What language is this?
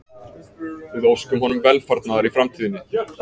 Icelandic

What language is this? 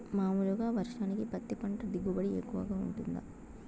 Telugu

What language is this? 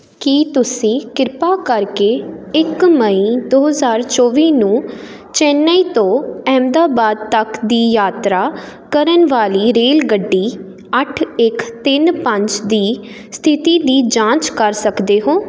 Punjabi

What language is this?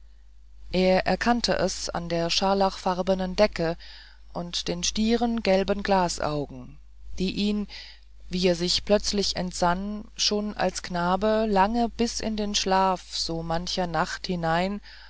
German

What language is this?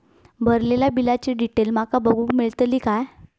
Marathi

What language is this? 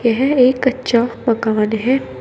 Hindi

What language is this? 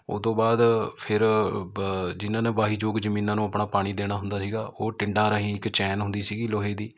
Punjabi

